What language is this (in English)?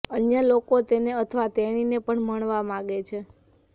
Gujarati